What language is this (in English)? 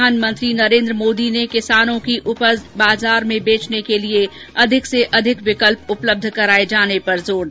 Hindi